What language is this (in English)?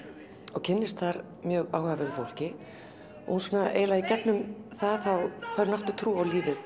Icelandic